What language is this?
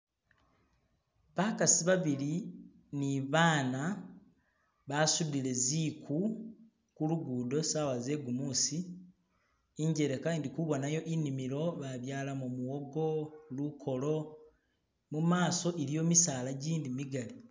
Masaaba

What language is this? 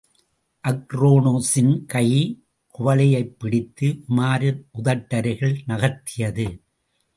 Tamil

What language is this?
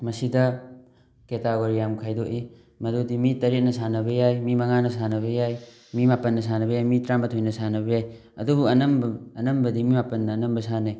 Manipuri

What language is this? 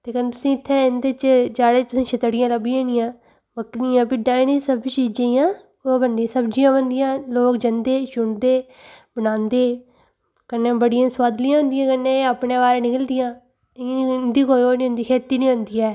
Dogri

